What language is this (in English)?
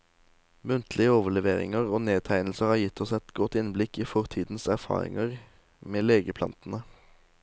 Norwegian